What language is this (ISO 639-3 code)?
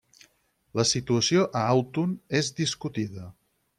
cat